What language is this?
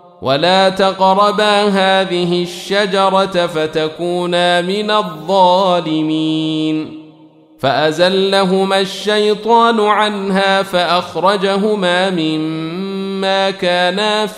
Arabic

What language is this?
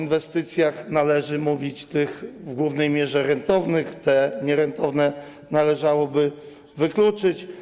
Polish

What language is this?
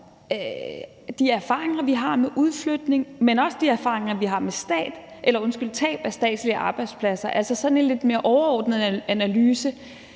Danish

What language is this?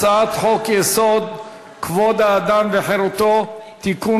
Hebrew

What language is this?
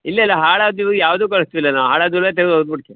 Kannada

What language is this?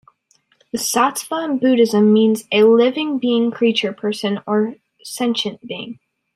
English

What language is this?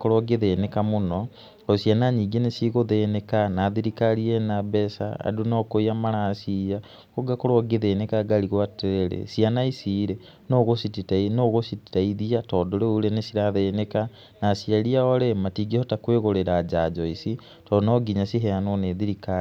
Kikuyu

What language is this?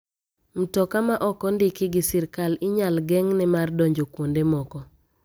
Luo (Kenya and Tanzania)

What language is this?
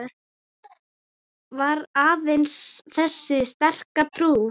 Icelandic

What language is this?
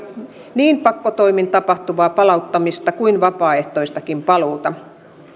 Finnish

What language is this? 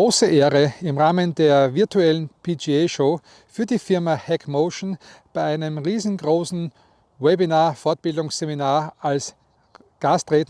German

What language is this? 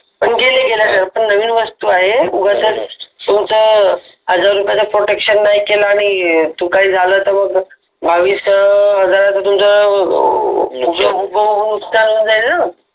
Marathi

